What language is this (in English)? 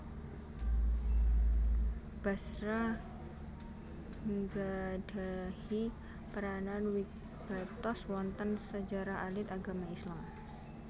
Javanese